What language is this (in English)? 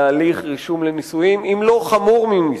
Hebrew